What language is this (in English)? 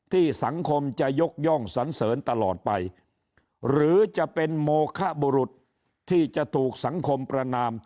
Thai